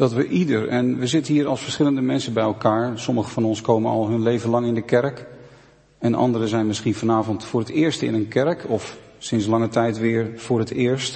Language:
Dutch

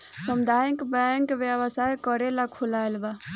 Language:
Bhojpuri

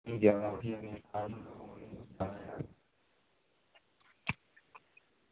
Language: Dogri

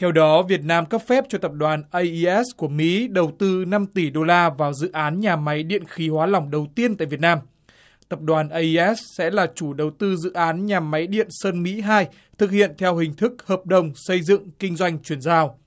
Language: Vietnamese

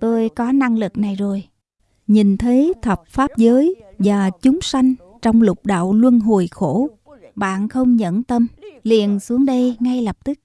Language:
Vietnamese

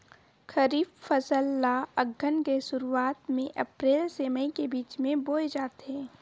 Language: Chhattisgarhi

